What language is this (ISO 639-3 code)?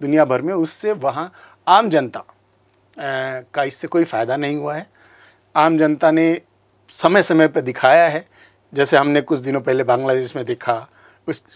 hin